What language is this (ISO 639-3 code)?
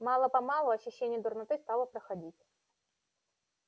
rus